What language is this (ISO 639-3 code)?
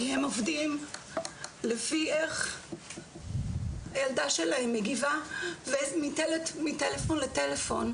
heb